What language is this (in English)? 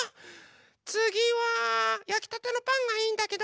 Japanese